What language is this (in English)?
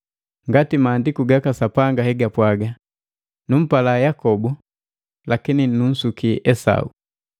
Matengo